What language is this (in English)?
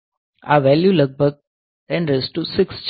Gujarati